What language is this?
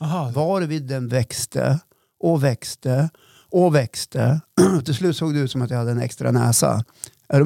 Swedish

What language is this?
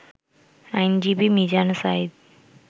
Bangla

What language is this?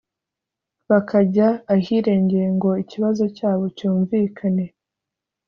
Kinyarwanda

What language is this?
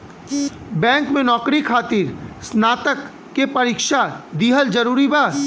Bhojpuri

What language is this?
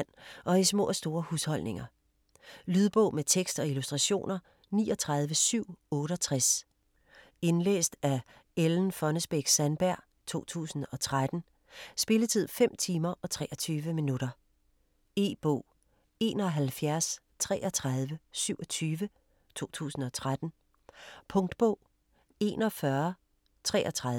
Danish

